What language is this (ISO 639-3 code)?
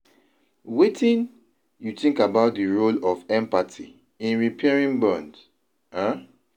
pcm